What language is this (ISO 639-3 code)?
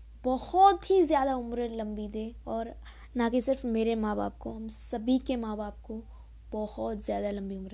hin